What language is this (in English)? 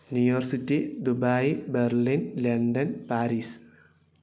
Malayalam